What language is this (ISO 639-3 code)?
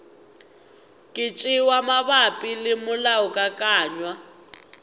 nso